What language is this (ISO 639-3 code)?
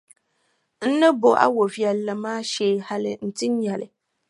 dag